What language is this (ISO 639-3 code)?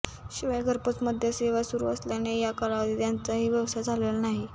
mar